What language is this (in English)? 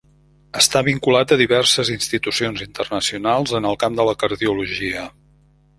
Catalan